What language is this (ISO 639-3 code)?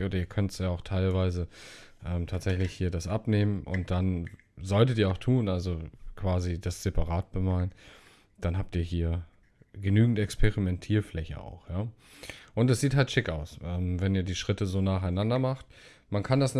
deu